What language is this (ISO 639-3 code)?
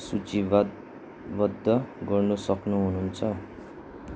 nep